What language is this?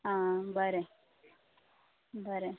Konkani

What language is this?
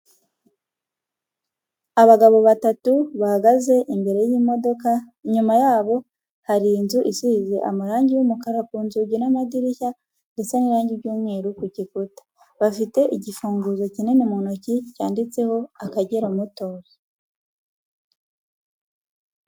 Kinyarwanda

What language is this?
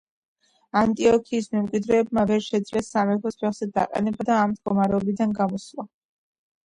Georgian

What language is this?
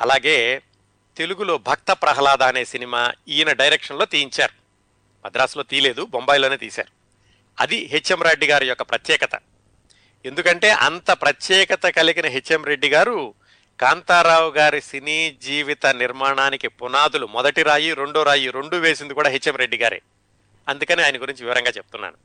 Telugu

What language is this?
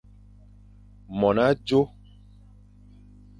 Fang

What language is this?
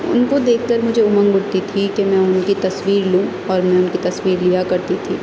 Urdu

